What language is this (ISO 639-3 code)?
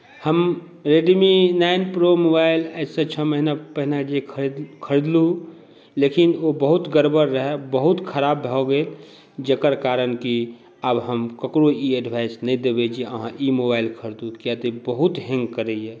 mai